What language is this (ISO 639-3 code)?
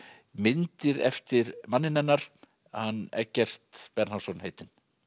isl